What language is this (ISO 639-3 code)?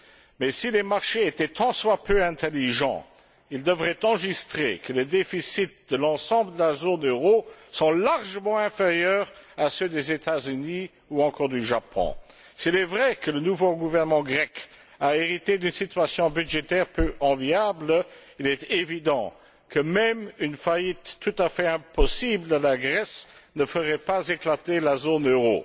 fra